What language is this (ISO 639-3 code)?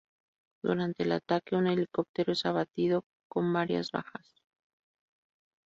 spa